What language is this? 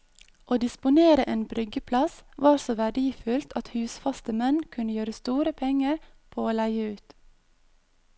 Norwegian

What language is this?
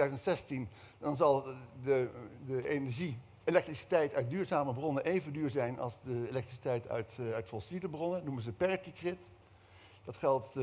Dutch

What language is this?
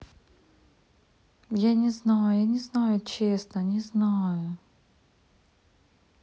Russian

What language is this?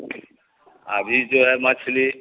Urdu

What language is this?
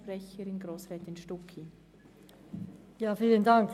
Swiss German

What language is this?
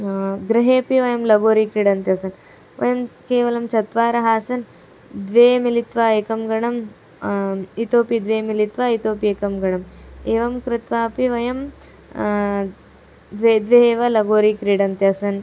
Sanskrit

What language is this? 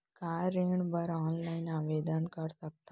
Chhattisgarhi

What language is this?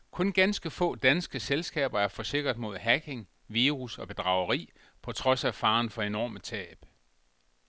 Danish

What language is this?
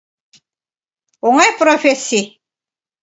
Mari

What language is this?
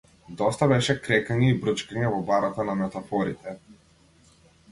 Macedonian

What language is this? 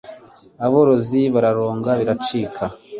Kinyarwanda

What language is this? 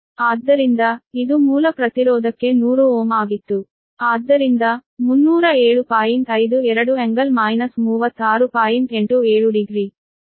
Kannada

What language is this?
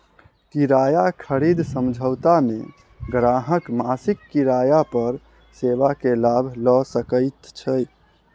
Maithili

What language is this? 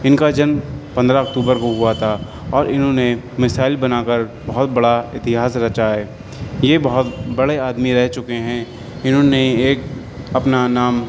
Urdu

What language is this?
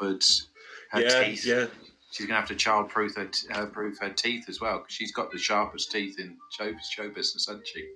English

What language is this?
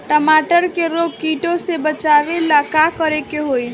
Bhojpuri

